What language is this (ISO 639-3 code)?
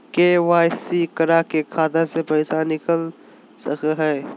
mag